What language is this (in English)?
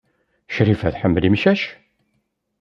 Kabyle